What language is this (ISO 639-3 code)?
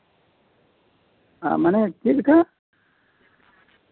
sat